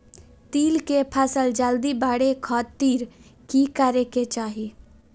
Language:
Magahi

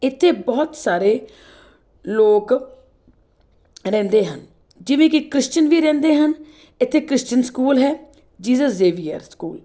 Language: Punjabi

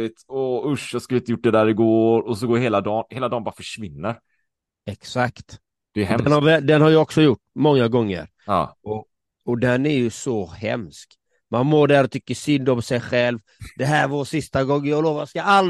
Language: Swedish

